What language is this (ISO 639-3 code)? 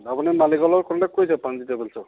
asm